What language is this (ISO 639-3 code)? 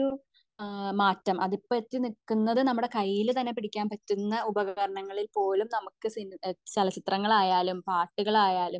mal